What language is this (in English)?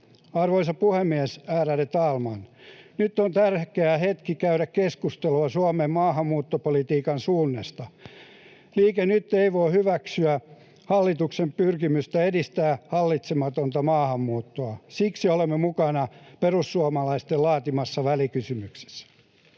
Finnish